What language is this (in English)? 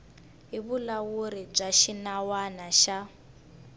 Tsonga